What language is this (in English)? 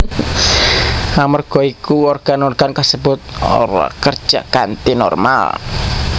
Javanese